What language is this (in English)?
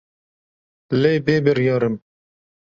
Kurdish